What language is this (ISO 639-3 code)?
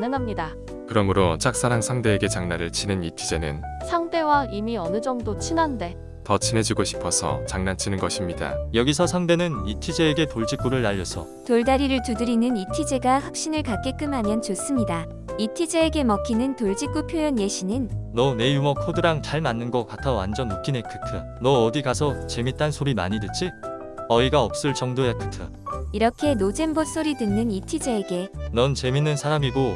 kor